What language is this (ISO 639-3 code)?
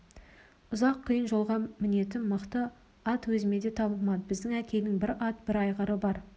kaz